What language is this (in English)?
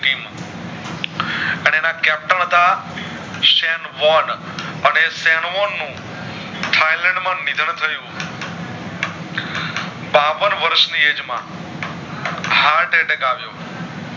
Gujarati